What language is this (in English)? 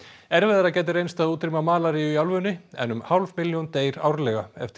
Icelandic